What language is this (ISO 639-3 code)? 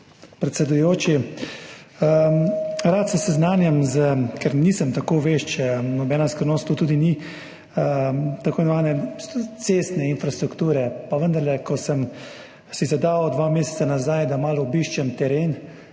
slv